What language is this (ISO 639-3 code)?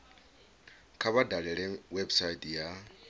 ven